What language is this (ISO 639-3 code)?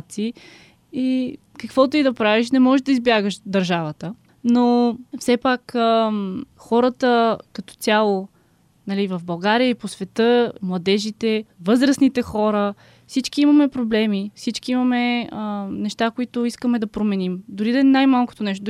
bul